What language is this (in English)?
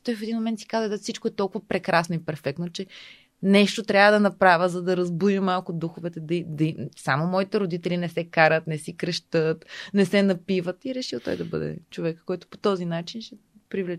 Bulgarian